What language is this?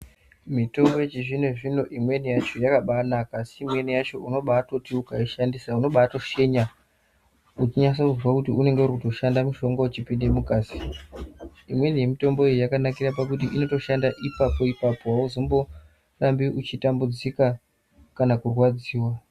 Ndau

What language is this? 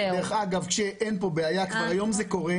Hebrew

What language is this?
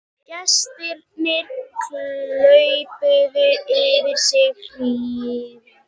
Icelandic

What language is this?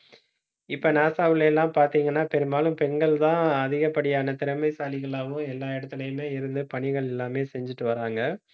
Tamil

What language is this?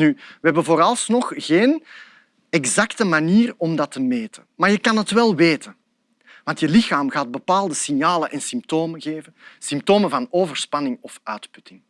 Dutch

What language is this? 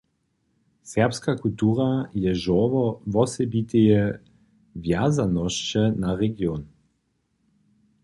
Upper Sorbian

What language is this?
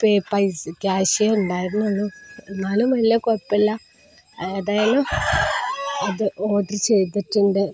Malayalam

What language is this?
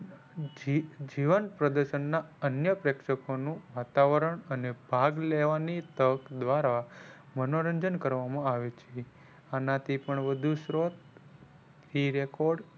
Gujarati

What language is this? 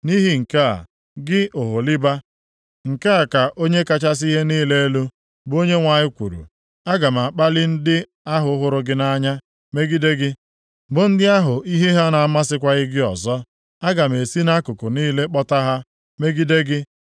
Igbo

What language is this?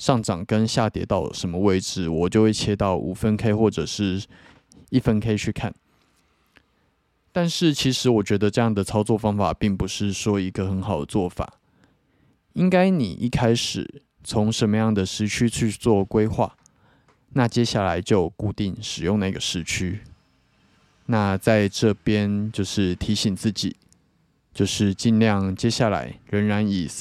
Chinese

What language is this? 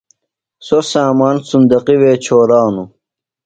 Phalura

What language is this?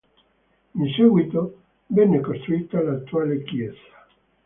Italian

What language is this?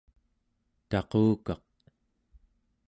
Central Yupik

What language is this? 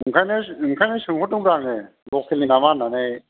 Bodo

